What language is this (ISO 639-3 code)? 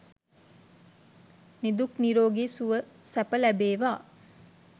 sin